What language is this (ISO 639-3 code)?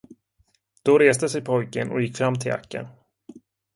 swe